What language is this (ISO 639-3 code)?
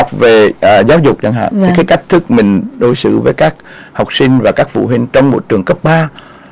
vie